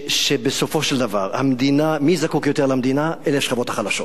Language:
Hebrew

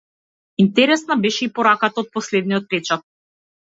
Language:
Macedonian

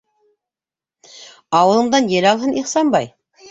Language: Bashkir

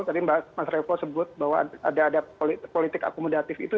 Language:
Indonesian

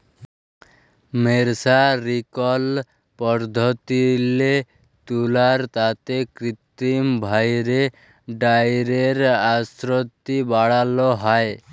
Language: Bangla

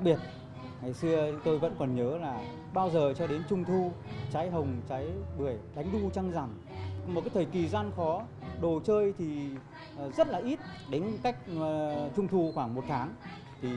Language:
Vietnamese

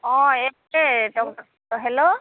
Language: Assamese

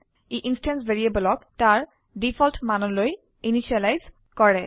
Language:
Assamese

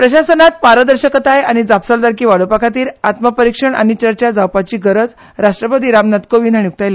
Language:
Konkani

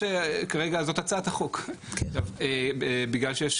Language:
Hebrew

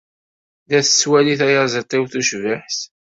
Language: Kabyle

